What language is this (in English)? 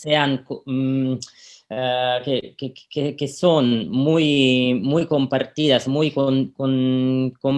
Spanish